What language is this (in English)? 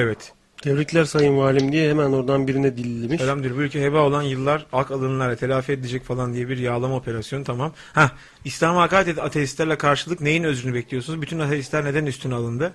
Turkish